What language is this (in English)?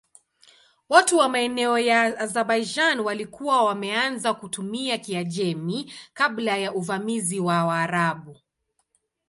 Swahili